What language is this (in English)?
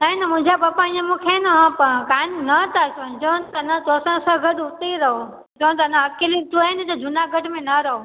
Sindhi